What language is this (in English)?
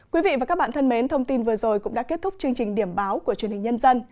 Vietnamese